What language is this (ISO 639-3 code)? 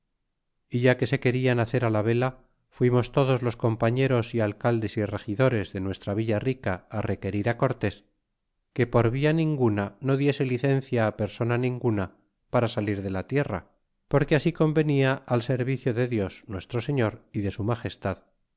spa